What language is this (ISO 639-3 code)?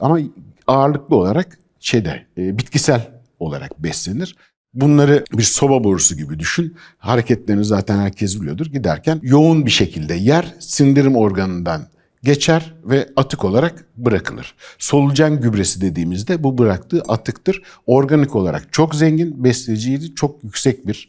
tur